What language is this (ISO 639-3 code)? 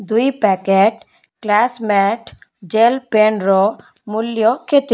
ori